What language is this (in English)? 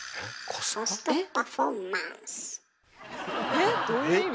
Japanese